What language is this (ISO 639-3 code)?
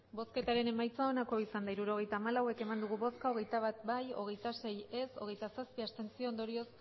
eus